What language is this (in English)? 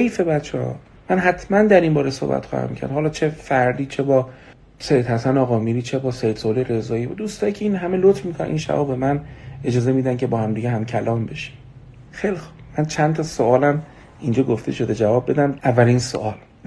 Persian